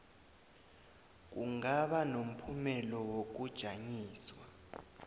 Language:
South Ndebele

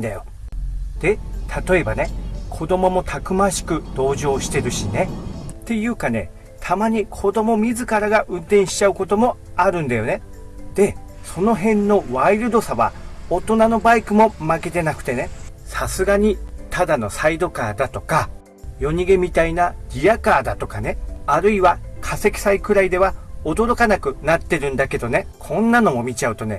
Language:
Japanese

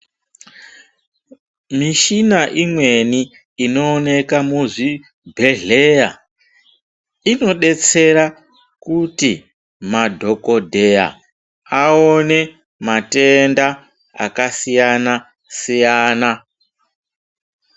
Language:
Ndau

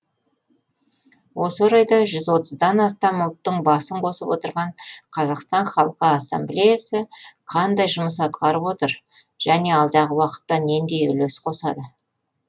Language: Kazakh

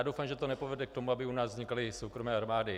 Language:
Czech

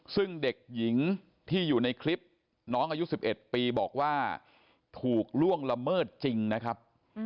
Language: Thai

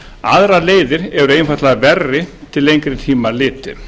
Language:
Icelandic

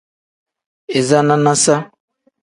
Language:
Tem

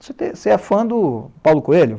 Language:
Portuguese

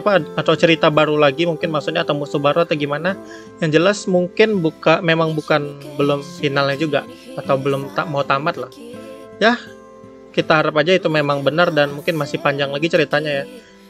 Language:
Indonesian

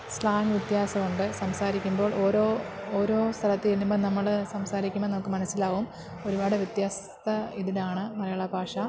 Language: Malayalam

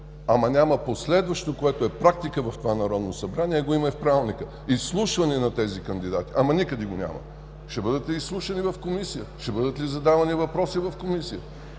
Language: Bulgarian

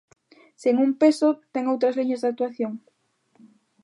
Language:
Galician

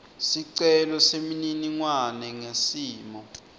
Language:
Swati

